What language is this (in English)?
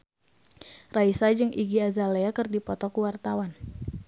Sundanese